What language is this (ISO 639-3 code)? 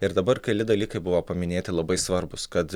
lit